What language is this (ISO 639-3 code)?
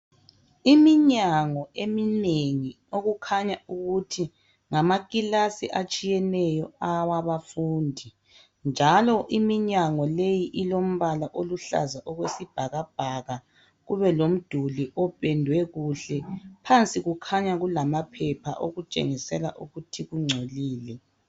nde